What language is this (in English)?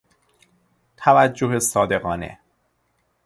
Persian